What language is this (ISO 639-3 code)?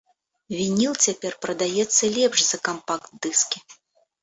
bel